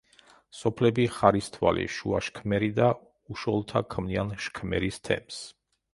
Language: Georgian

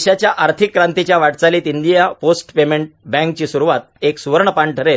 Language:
Marathi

